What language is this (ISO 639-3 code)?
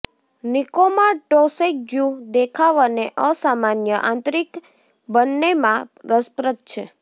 guj